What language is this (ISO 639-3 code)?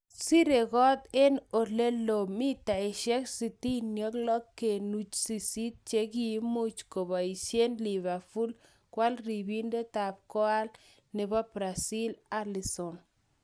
kln